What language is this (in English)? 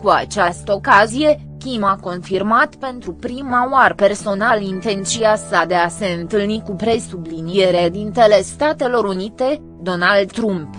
Romanian